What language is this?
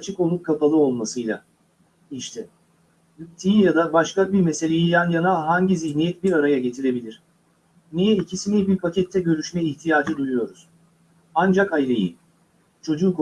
Turkish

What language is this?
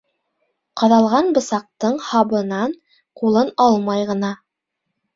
Bashkir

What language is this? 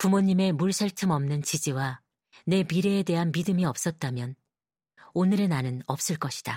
Korean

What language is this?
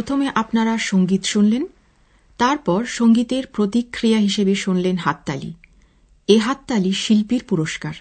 Bangla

